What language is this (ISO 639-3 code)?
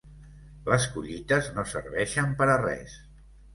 cat